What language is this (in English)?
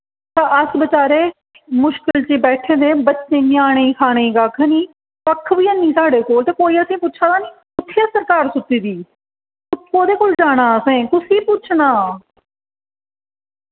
Dogri